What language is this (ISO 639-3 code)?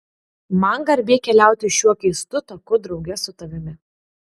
lit